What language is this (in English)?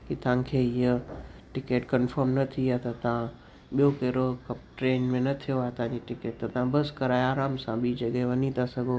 Sindhi